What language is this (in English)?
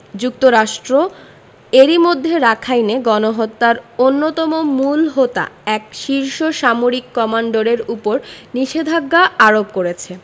Bangla